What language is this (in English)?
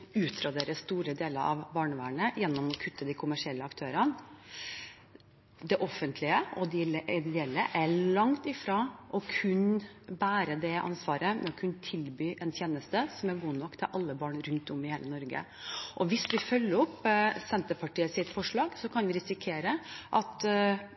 Norwegian Bokmål